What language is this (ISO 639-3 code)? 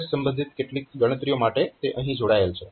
guj